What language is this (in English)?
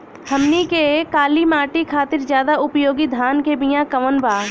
Bhojpuri